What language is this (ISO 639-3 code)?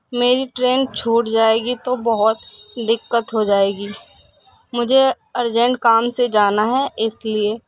urd